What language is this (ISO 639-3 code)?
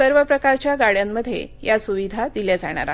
mar